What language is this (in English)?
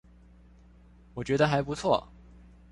Chinese